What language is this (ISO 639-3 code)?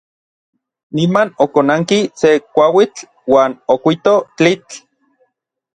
nlv